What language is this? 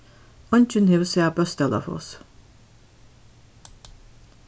Faroese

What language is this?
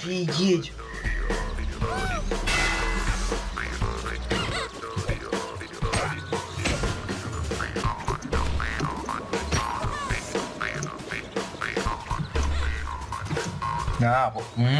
Russian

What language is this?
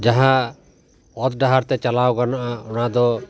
Santali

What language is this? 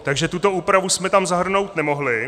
Czech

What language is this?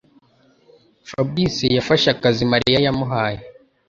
Kinyarwanda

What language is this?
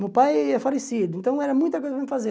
Portuguese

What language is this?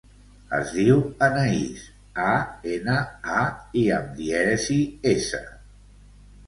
Catalan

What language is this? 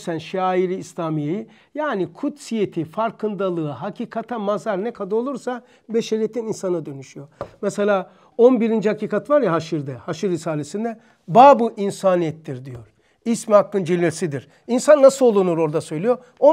Turkish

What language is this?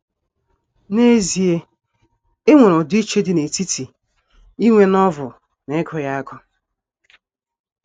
Igbo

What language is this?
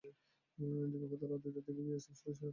Bangla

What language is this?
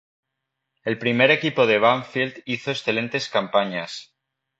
Spanish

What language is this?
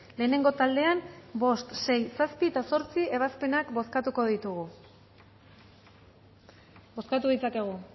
Basque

